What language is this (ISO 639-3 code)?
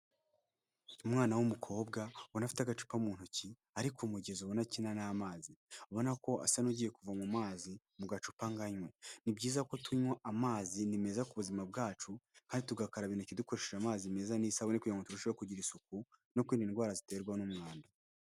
kin